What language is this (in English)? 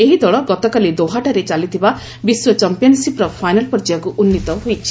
Odia